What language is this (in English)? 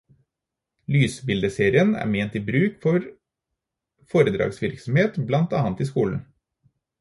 Norwegian Bokmål